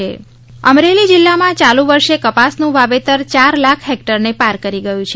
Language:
Gujarati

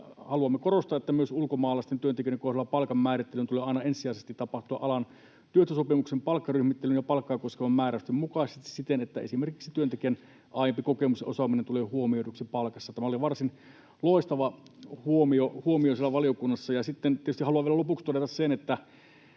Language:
Finnish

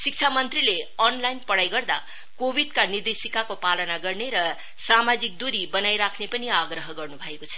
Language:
Nepali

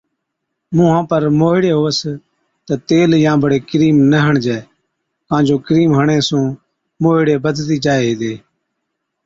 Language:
Od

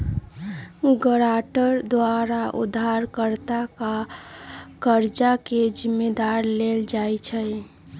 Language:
Magahi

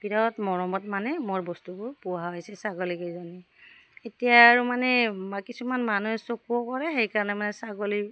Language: Assamese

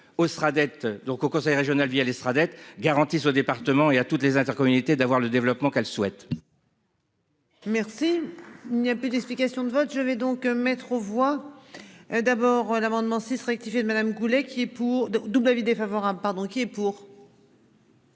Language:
French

